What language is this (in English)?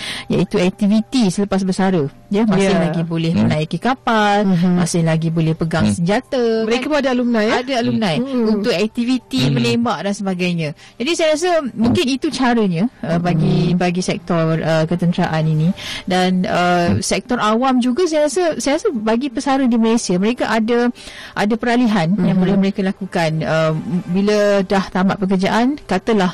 Malay